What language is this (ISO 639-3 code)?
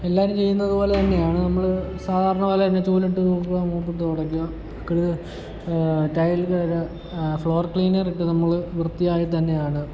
mal